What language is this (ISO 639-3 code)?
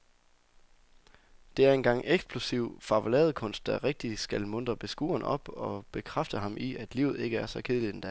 dan